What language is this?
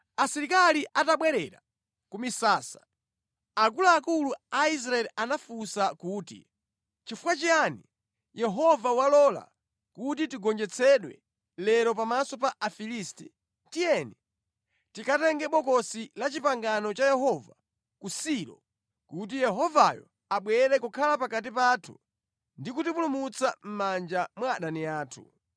Nyanja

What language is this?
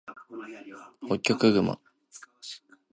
Japanese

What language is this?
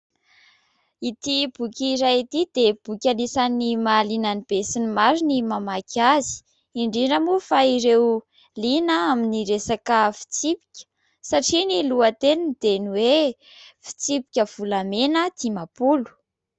Malagasy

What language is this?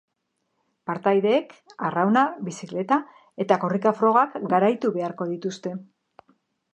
Basque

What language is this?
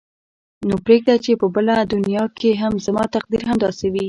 Pashto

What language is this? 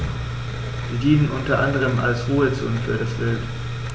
German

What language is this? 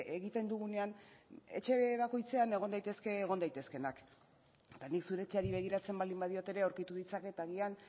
Basque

